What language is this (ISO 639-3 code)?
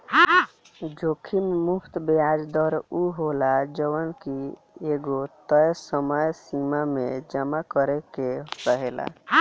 bho